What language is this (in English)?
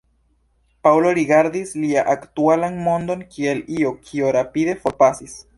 Esperanto